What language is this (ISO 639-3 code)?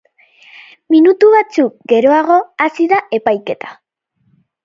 eus